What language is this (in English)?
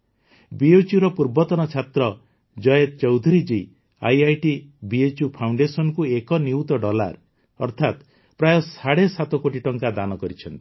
Odia